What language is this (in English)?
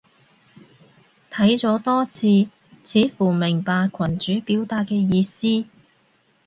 Cantonese